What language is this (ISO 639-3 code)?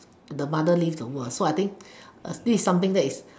eng